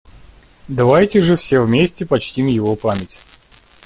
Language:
Russian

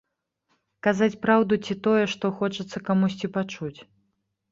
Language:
Belarusian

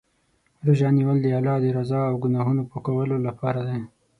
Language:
Pashto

